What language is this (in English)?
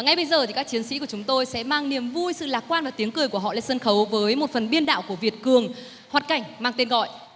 Vietnamese